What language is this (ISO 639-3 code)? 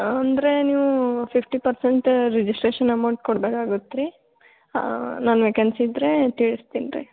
kan